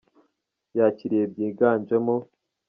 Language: Kinyarwanda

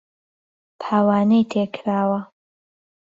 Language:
Central Kurdish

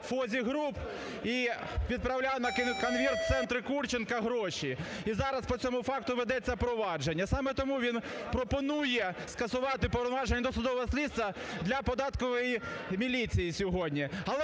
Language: Ukrainian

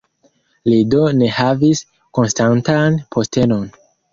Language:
Esperanto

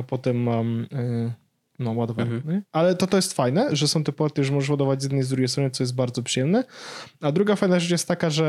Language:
Polish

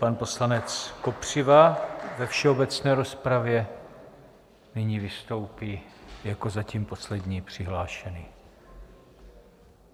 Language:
Czech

